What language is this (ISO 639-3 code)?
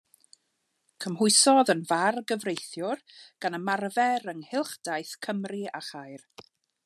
cym